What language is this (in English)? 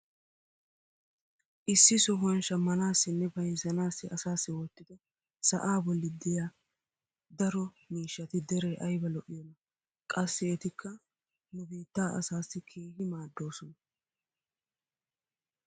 Wolaytta